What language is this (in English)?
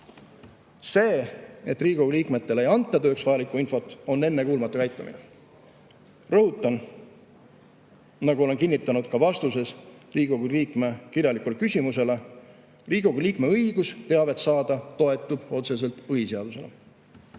Estonian